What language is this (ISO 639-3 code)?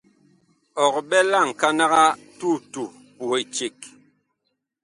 bkh